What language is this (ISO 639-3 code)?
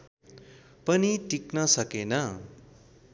nep